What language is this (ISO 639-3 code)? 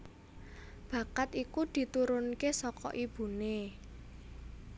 jav